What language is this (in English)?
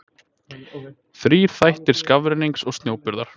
Icelandic